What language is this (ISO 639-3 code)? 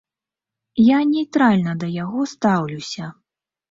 bel